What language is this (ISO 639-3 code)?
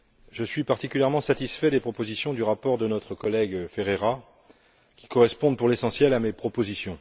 fra